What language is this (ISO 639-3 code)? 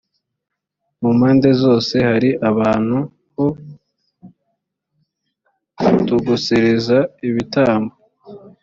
kin